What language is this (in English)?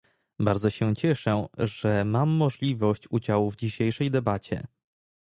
Polish